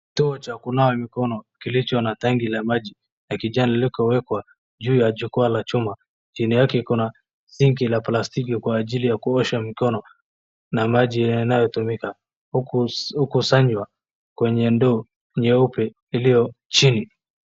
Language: Swahili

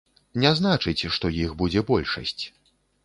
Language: Belarusian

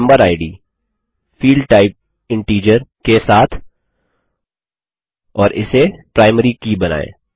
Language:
Hindi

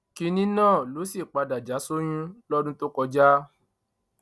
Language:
Yoruba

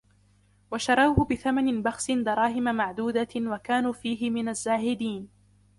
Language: Arabic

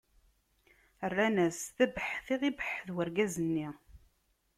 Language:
Kabyle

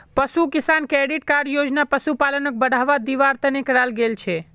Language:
Magahi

